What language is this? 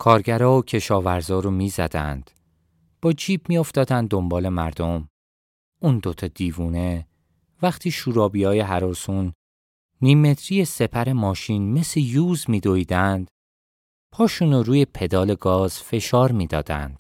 Persian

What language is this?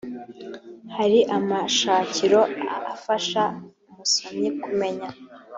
Kinyarwanda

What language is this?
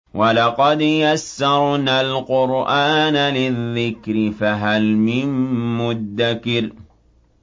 Arabic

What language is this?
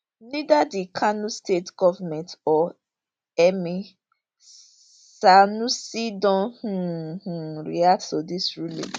Nigerian Pidgin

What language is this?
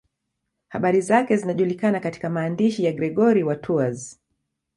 Swahili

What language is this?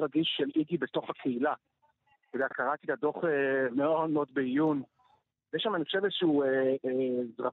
Hebrew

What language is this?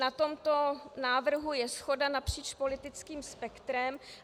Czech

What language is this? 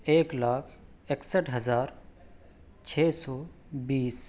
Urdu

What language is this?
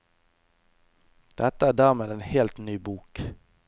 Norwegian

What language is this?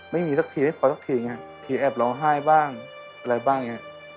Thai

